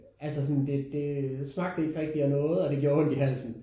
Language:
Danish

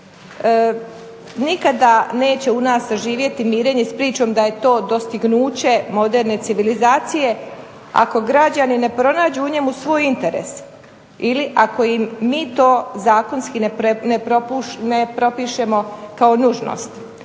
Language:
Croatian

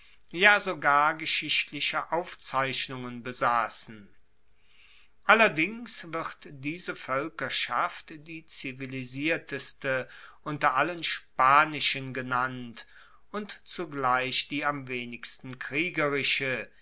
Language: German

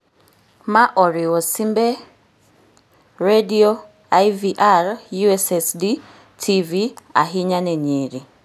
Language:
Luo (Kenya and Tanzania)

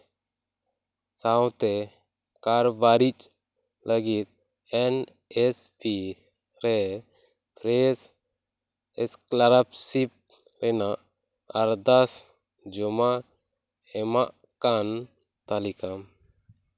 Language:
Santali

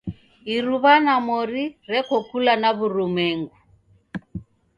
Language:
Taita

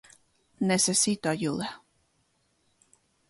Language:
Spanish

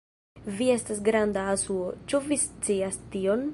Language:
Esperanto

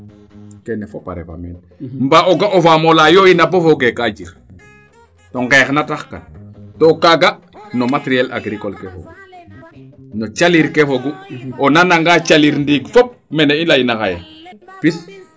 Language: Serer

